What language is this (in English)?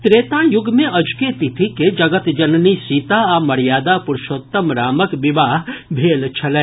Maithili